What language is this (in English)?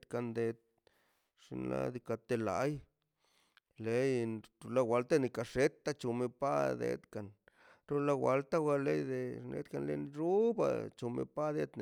Mazaltepec Zapotec